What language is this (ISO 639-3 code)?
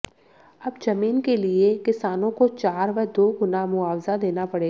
hin